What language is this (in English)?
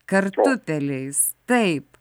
Lithuanian